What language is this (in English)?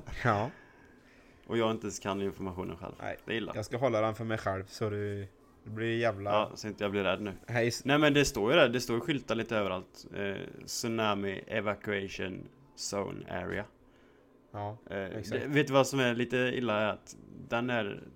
Swedish